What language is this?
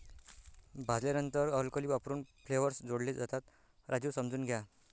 Marathi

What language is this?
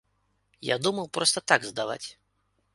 Belarusian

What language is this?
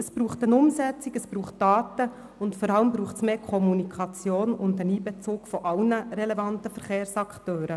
Swiss German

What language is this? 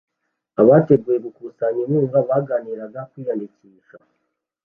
Kinyarwanda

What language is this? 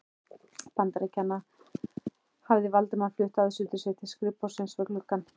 Icelandic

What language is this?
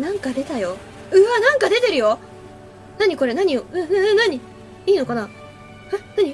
Japanese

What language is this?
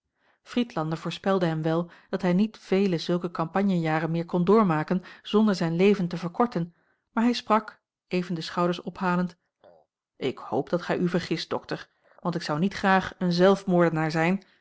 Dutch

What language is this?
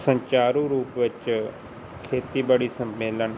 Punjabi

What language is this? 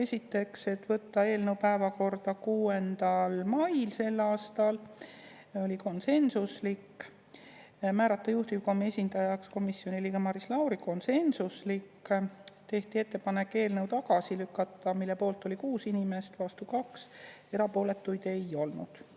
Estonian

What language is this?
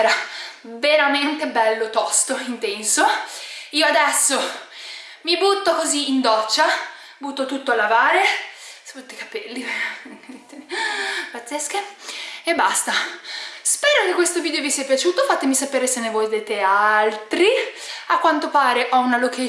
Italian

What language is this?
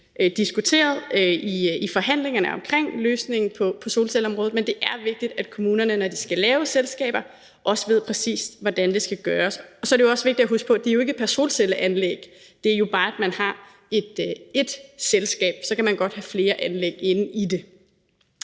Danish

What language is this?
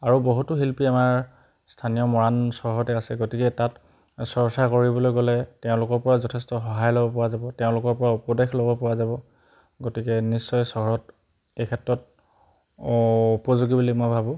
Assamese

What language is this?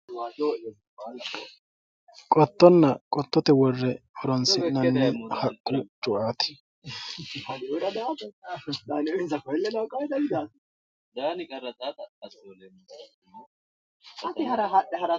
Sidamo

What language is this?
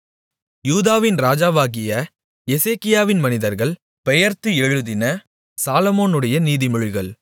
Tamil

